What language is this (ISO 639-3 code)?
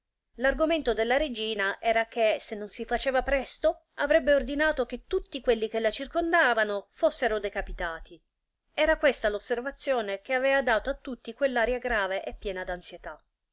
ita